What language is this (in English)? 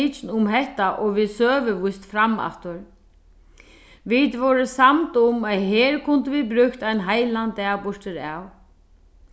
Faroese